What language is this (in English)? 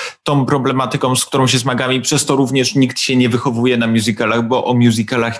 Polish